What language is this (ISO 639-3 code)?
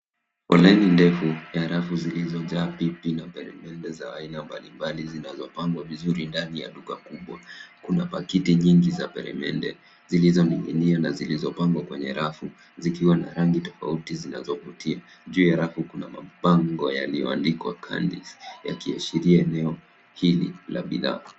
swa